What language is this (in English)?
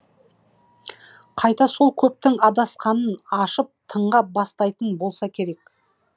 Kazakh